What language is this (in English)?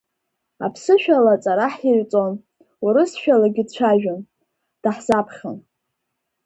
Abkhazian